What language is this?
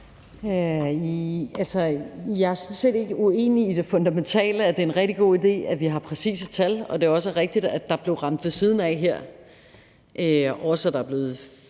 Danish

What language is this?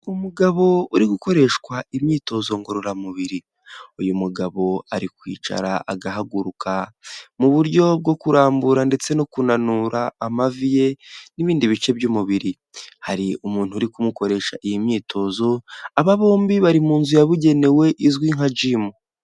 Kinyarwanda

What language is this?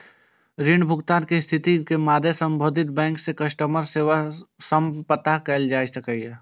Maithili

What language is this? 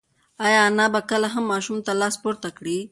Pashto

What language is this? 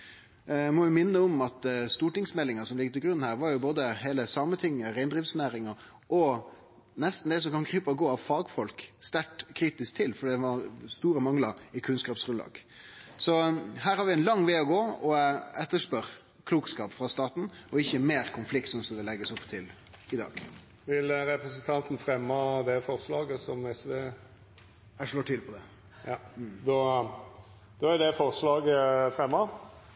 Norwegian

